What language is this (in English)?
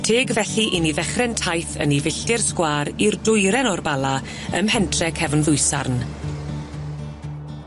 Welsh